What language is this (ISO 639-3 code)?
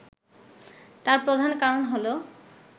ben